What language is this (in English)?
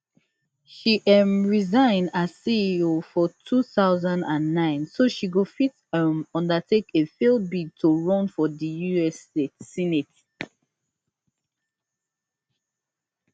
Nigerian Pidgin